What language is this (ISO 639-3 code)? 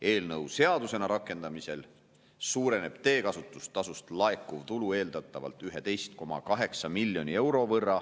est